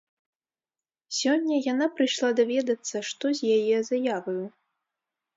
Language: Belarusian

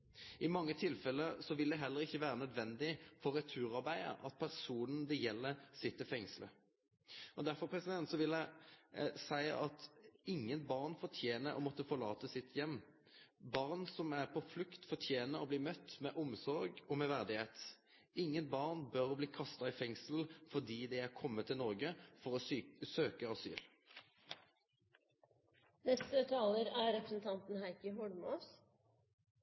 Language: Norwegian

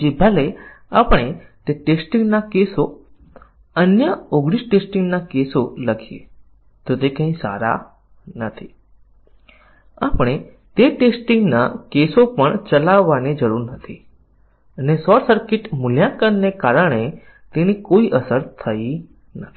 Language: Gujarati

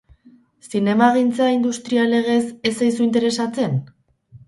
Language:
Basque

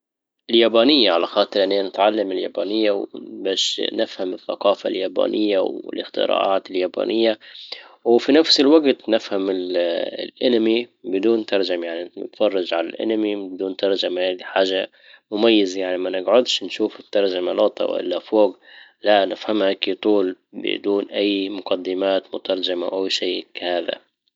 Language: Libyan Arabic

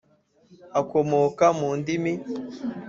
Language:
Kinyarwanda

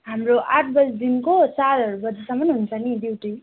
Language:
Nepali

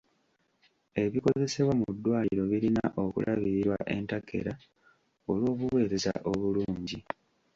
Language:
Ganda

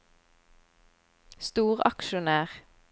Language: Norwegian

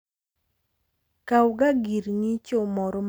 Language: Luo (Kenya and Tanzania)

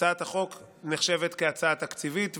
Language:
Hebrew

